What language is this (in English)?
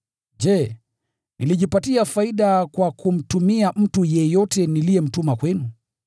Swahili